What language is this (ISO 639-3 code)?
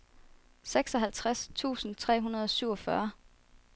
dan